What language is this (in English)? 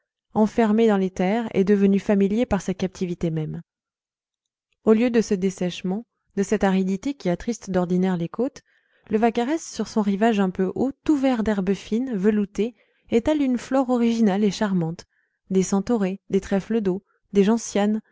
French